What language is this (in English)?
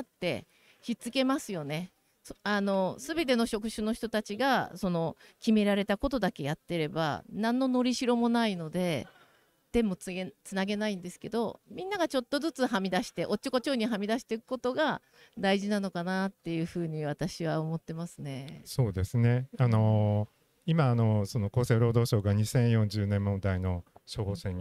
Japanese